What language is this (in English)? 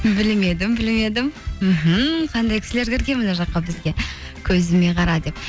Kazakh